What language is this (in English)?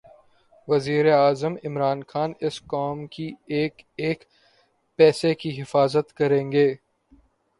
Urdu